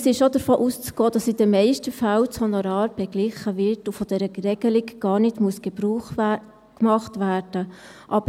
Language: Swiss German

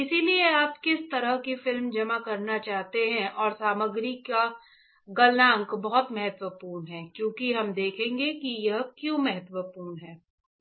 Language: Hindi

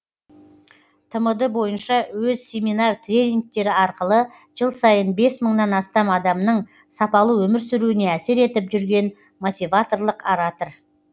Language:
Kazakh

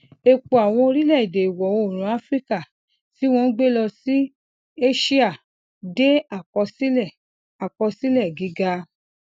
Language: Yoruba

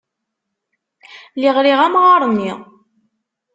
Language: Kabyle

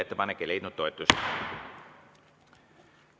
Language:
Estonian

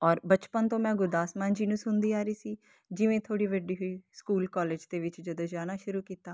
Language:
Punjabi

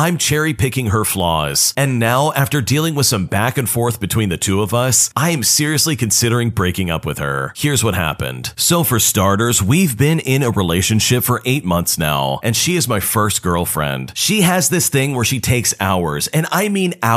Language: English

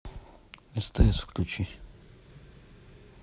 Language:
Russian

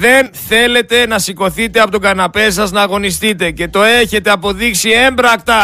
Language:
Greek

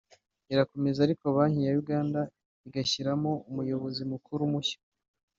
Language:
Kinyarwanda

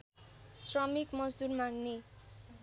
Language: Nepali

